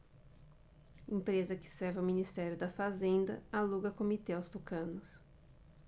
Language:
Portuguese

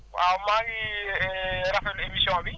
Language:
Wolof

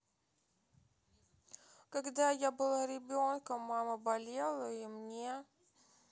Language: Russian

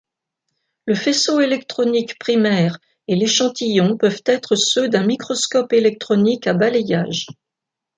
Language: French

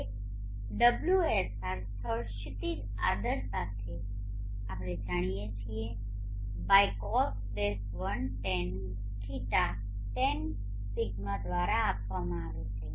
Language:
Gujarati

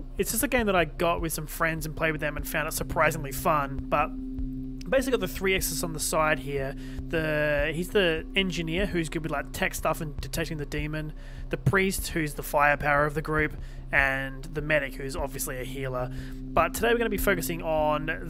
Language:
English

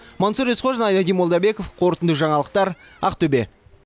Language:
Kazakh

